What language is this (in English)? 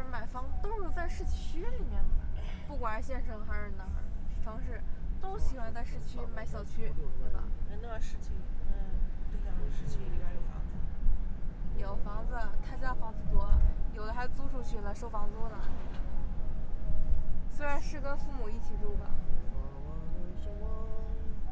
Chinese